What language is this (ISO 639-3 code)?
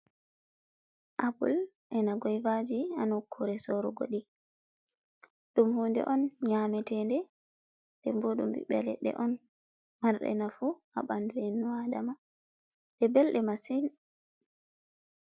ful